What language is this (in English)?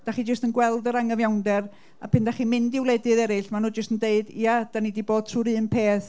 Welsh